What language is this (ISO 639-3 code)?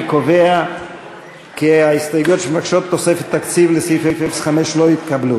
heb